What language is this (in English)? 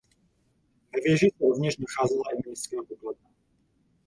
Czech